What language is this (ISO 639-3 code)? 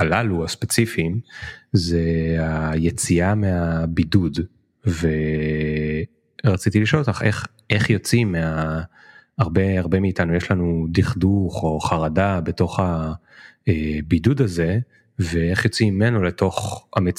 heb